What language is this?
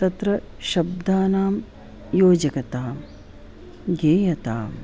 Sanskrit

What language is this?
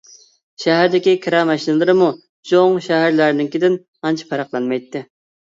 Uyghur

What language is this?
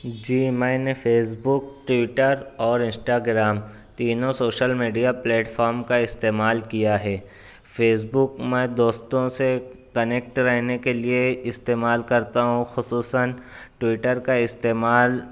Urdu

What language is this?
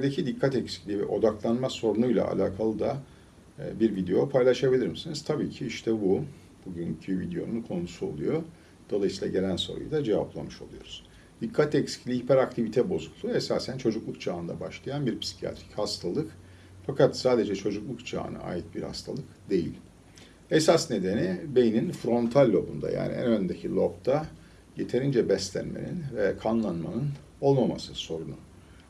Turkish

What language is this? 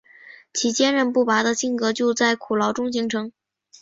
Chinese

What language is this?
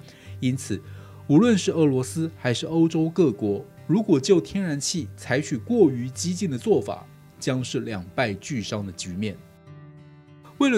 Chinese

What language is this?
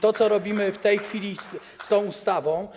Polish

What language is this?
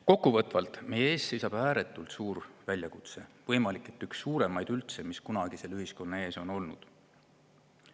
Estonian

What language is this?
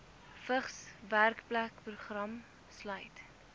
Afrikaans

